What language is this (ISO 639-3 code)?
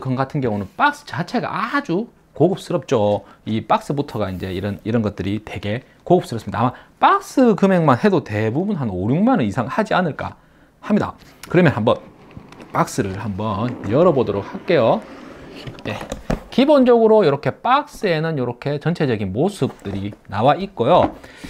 kor